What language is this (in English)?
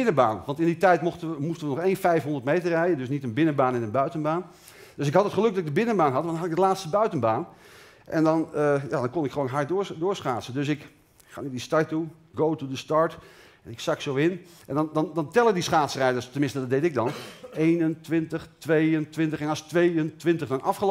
Dutch